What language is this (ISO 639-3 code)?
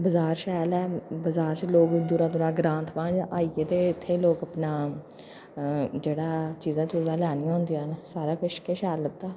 doi